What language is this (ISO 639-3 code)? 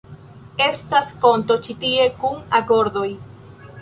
epo